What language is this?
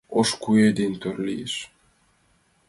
Mari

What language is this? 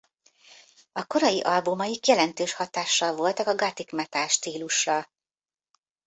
Hungarian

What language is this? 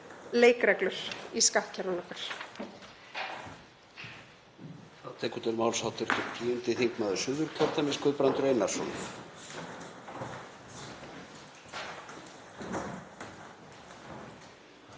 Icelandic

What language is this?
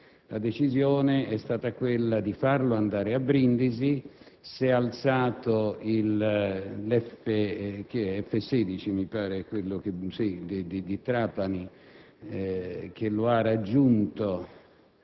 Italian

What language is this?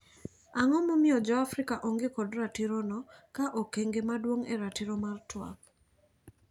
Luo (Kenya and Tanzania)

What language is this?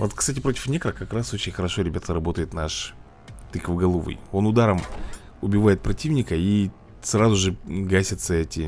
Russian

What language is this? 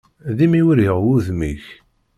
Kabyle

